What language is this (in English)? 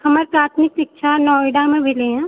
Maithili